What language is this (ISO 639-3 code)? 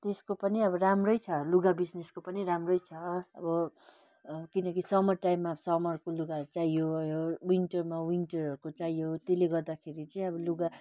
nep